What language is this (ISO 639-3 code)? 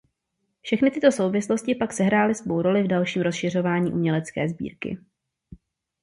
ces